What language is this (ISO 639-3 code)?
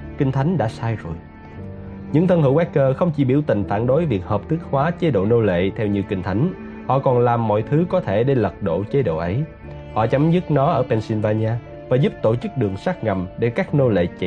vie